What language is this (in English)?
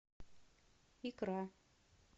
Russian